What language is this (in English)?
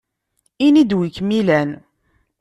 Kabyle